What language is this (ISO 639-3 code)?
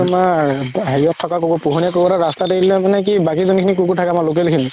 asm